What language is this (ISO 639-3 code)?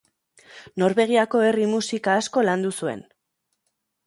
eus